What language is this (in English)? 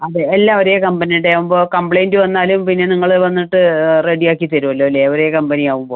Malayalam